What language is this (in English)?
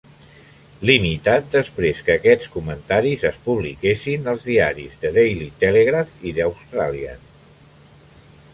Catalan